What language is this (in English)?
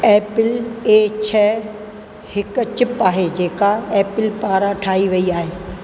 Sindhi